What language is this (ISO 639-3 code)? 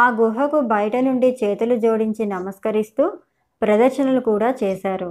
tel